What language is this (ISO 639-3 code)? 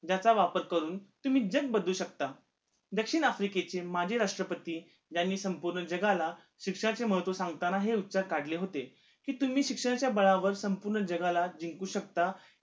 mar